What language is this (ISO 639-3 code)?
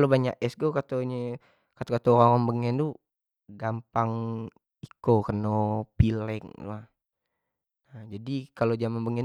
jax